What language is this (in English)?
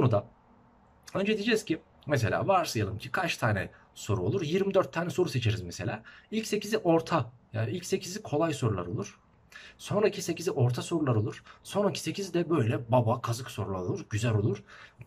Turkish